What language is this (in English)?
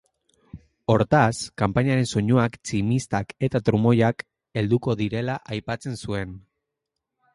Basque